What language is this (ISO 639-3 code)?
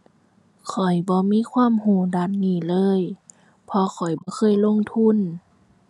tha